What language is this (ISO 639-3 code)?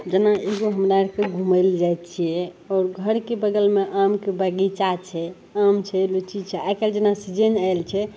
mai